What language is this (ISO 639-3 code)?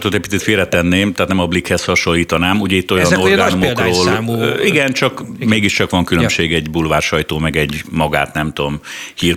hun